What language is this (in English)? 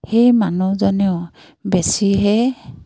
Assamese